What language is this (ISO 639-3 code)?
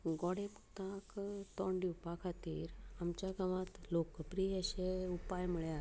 kok